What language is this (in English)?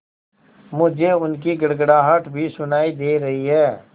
Hindi